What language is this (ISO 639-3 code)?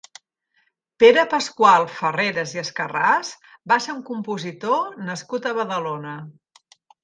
cat